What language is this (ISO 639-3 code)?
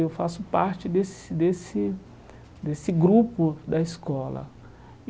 por